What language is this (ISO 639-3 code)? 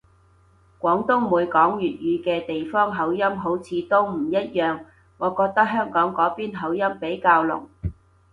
yue